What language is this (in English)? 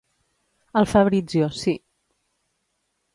Catalan